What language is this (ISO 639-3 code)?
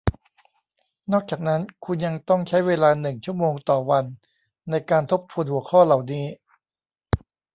tha